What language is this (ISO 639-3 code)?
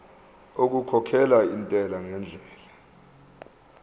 zul